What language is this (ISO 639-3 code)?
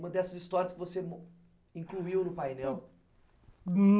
por